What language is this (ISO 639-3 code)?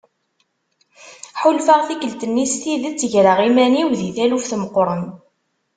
kab